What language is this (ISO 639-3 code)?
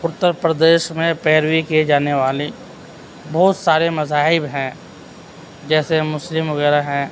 urd